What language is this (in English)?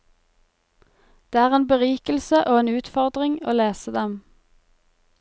Norwegian